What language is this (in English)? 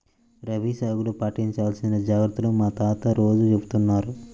Telugu